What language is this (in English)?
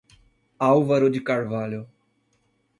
Portuguese